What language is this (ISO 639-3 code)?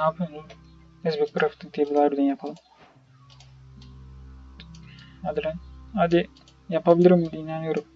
tur